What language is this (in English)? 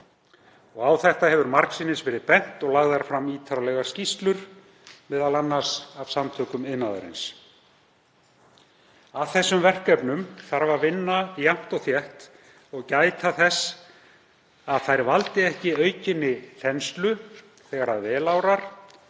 Icelandic